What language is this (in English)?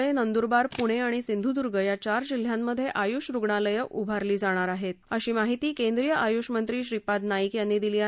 Marathi